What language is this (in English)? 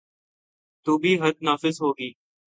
Urdu